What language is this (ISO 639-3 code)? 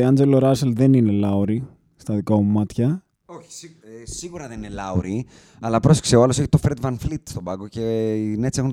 ell